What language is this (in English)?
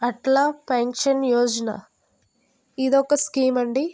Telugu